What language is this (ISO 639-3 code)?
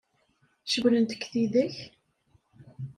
kab